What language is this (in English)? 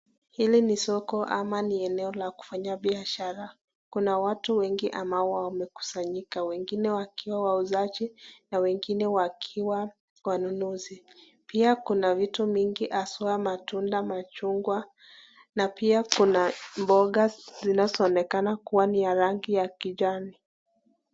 Swahili